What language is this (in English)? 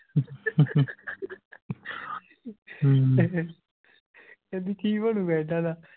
Punjabi